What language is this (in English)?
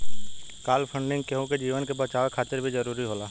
Bhojpuri